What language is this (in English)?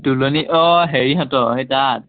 Assamese